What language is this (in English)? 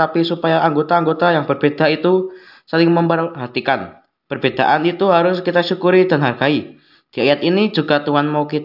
Indonesian